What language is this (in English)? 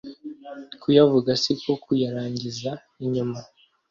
Kinyarwanda